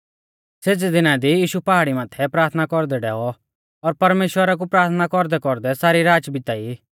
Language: Mahasu Pahari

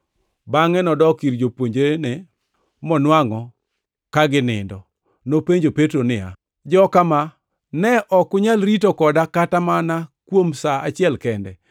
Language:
Luo (Kenya and Tanzania)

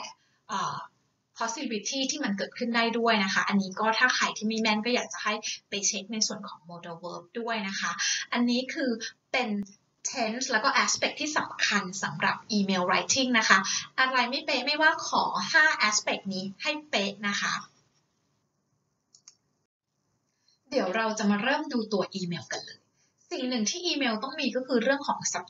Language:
Thai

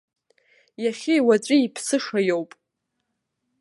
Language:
Abkhazian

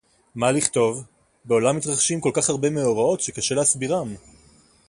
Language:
Hebrew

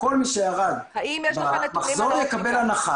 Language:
Hebrew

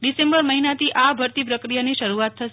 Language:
Gujarati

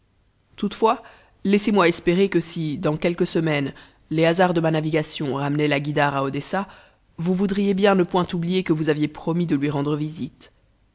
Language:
French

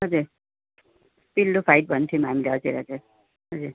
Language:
Nepali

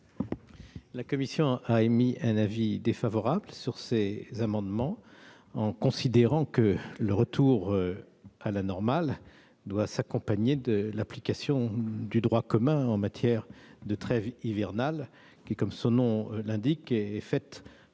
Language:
French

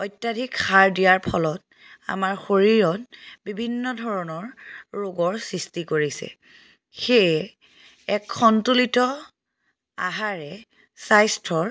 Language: Assamese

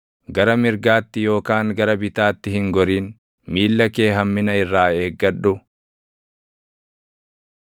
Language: Oromo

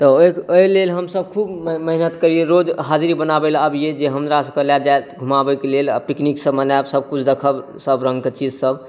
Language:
Maithili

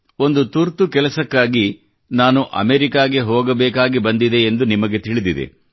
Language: Kannada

